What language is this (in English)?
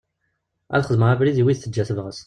Kabyle